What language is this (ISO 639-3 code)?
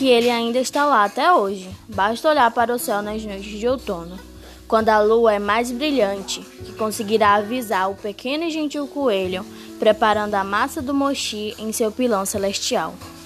por